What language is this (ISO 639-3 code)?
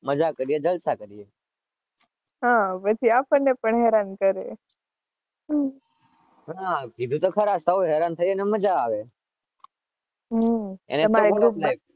guj